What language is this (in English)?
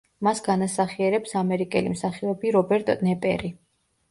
Georgian